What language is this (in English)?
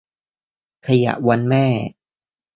Thai